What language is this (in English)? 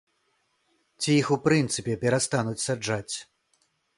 Belarusian